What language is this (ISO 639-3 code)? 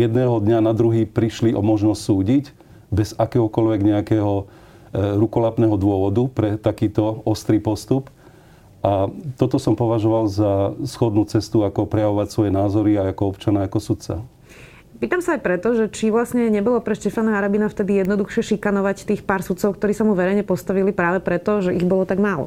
slk